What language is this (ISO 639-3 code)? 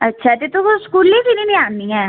doi